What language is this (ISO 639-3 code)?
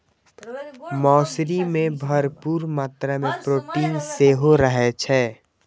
mai